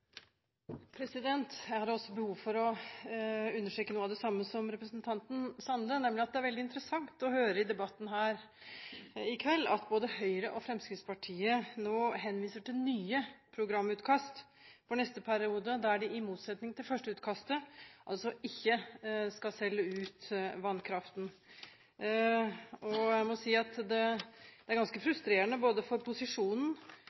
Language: Norwegian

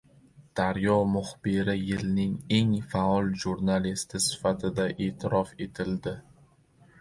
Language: Uzbek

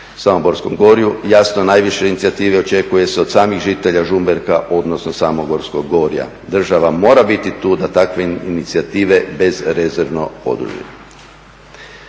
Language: Croatian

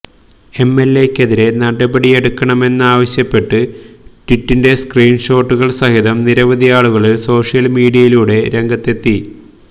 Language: Malayalam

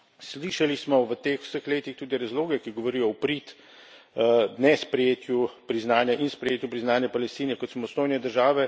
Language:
Slovenian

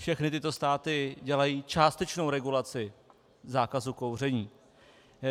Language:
Czech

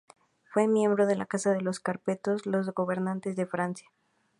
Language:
Spanish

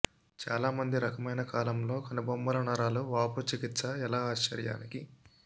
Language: Telugu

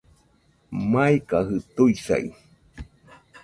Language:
Nüpode Huitoto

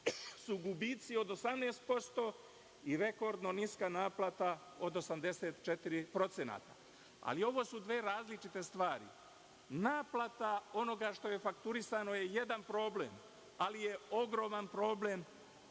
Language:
Serbian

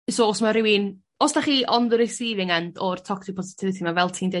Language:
Welsh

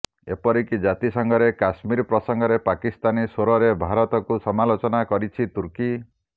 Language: Odia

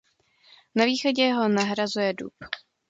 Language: Czech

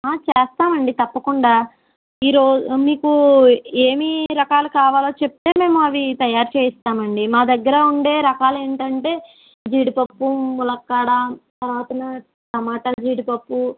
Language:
Telugu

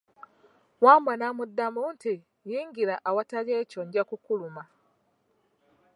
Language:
Ganda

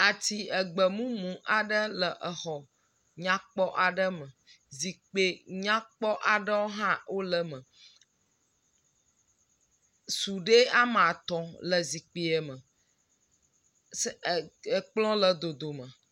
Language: Ewe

